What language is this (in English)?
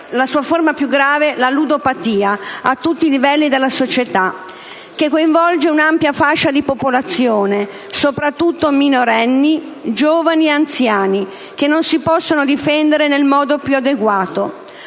Italian